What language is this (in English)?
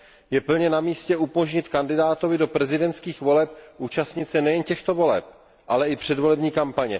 Czech